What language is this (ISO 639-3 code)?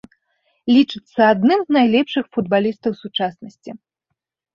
bel